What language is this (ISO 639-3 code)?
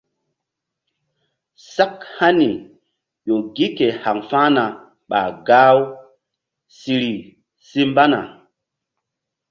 mdd